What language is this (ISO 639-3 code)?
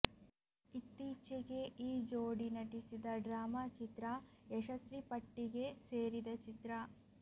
kan